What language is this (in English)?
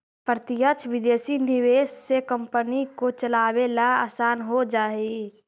Magahi